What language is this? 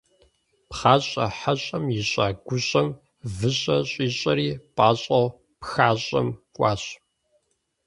Kabardian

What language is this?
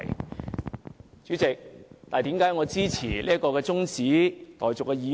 Cantonese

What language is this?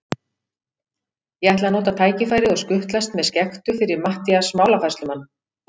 Icelandic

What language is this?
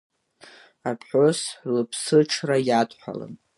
Abkhazian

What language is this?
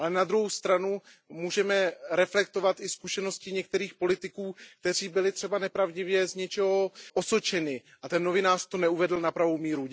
Czech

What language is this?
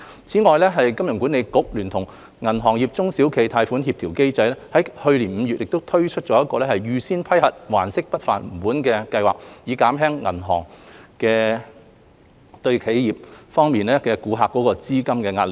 Cantonese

